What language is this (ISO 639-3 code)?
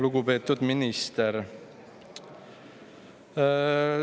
est